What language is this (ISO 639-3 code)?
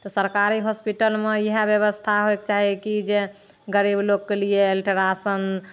mai